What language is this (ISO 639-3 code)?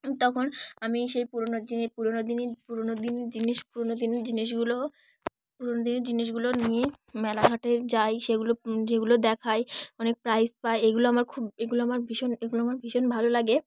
ben